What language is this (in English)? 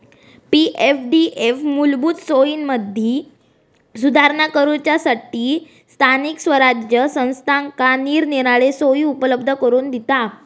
Marathi